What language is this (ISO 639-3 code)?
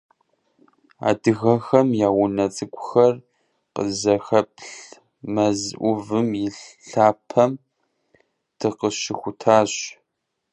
kbd